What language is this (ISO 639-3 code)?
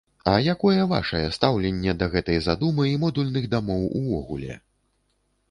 bel